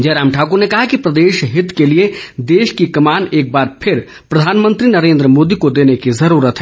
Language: Hindi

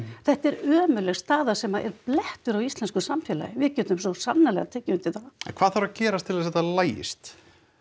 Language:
Icelandic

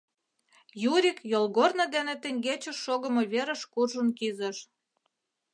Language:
Mari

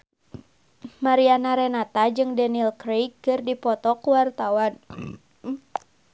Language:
Sundanese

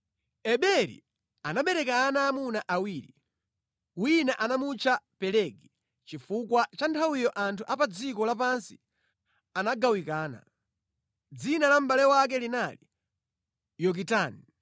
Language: Nyanja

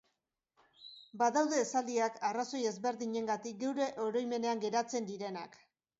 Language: Basque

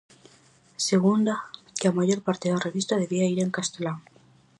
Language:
Galician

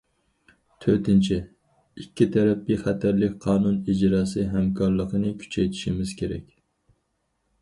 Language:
Uyghur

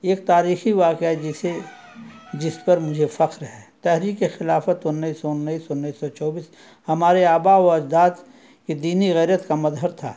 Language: Urdu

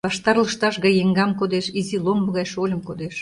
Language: Mari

